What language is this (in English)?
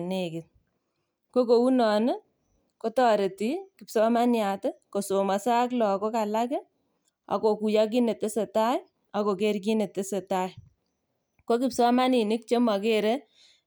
Kalenjin